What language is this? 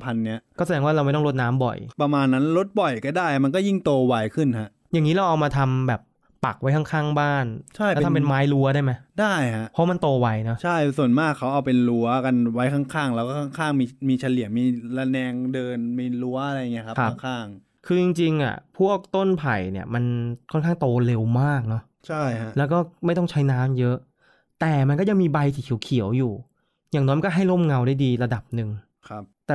Thai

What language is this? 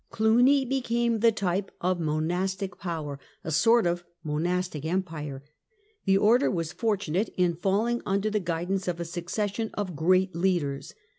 English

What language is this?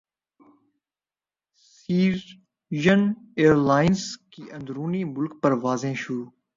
Urdu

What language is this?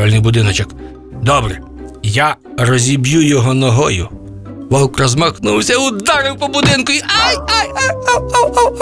Ukrainian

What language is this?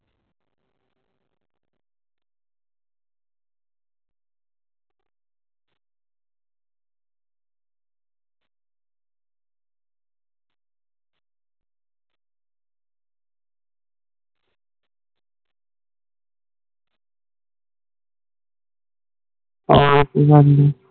Punjabi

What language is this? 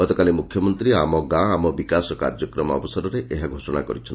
Odia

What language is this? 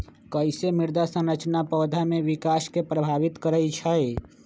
Magahi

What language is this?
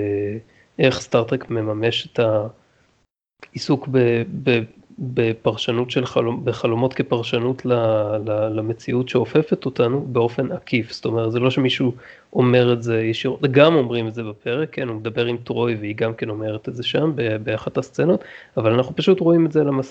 Hebrew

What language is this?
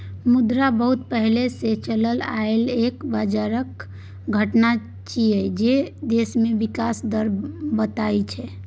Maithili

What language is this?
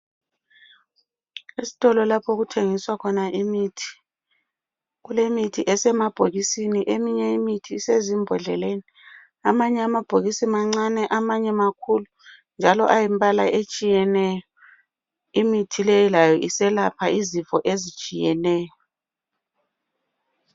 North Ndebele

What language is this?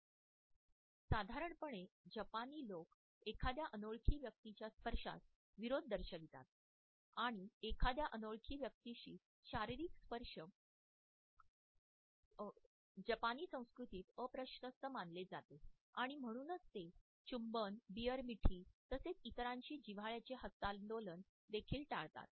Marathi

